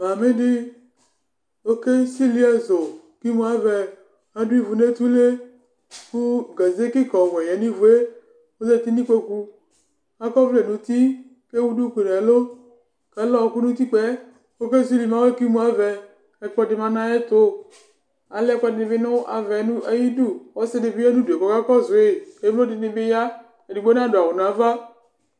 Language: Ikposo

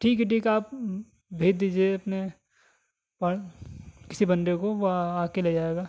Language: Urdu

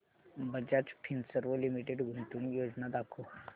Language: Marathi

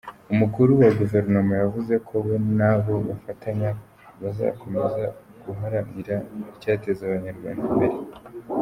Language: Kinyarwanda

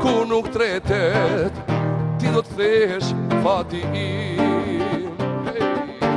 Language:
Romanian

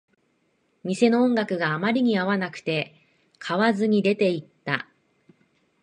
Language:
Japanese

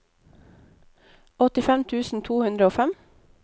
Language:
Norwegian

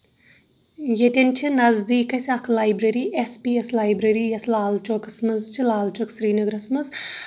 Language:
Kashmiri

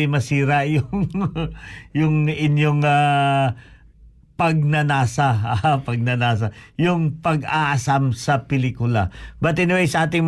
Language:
Filipino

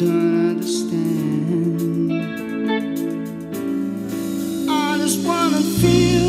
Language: Portuguese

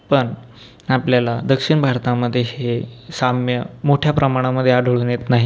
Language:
Marathi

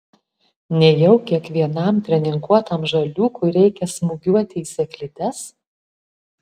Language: Lithuanian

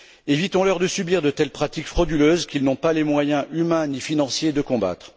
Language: French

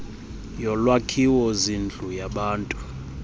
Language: Xhosa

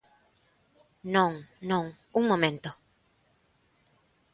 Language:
Galician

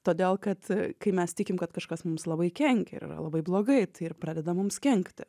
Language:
Lithuanian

